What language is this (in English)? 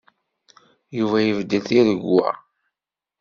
Kabyle